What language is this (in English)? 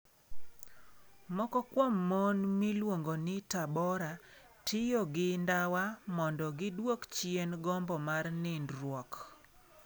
Luo (Kenya and Tanzania)